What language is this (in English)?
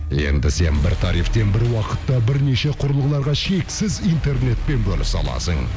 Kazakh